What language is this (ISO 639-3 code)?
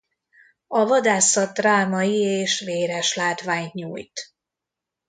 hun